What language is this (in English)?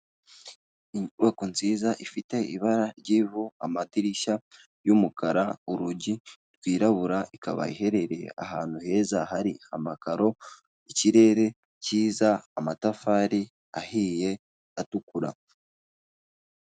Kinyarwanda